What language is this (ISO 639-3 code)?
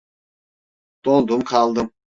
tur